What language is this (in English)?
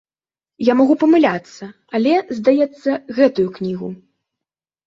Belarusian